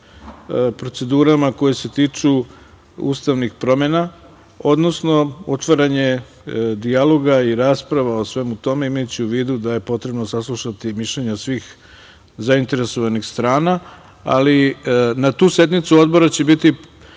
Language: Serbian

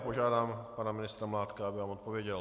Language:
Czech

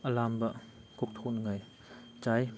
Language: Manipuri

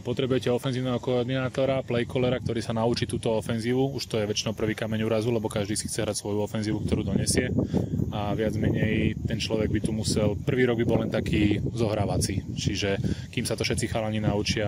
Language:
Slovak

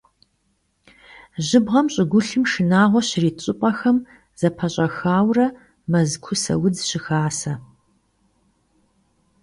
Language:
Kabardian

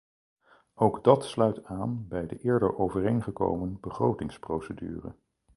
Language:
Dutch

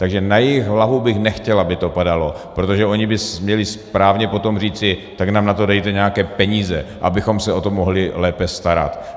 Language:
Czech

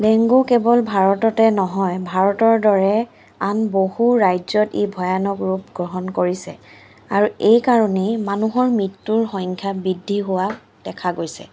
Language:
Assamese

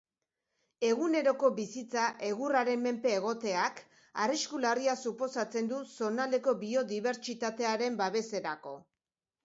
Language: Basque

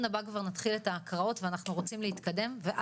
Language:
Hebrew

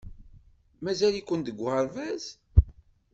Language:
Kabyle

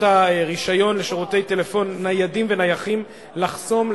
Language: Hebrew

